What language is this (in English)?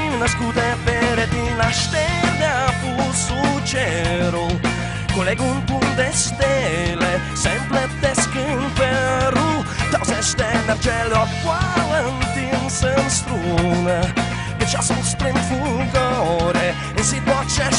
Czech